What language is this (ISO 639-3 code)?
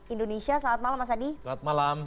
ind